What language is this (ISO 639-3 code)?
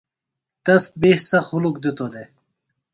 phl